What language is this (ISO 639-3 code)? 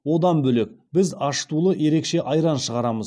kaz